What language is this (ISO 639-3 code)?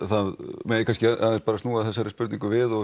isl